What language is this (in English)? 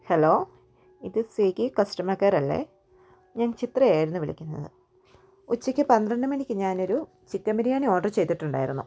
Malayalam